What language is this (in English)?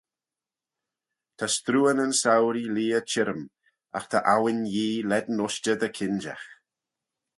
Manx